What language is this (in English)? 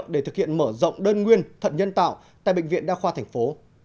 Vietnamese